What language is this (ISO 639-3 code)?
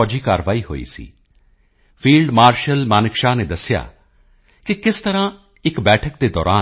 pan